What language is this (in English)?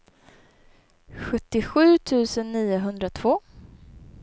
Swedish